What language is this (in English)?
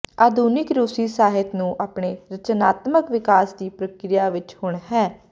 Punjabi